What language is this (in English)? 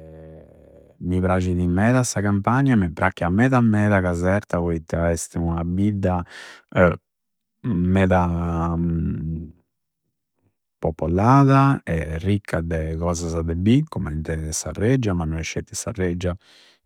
Campidanese Sardinian